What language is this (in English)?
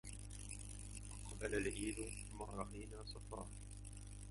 Arabic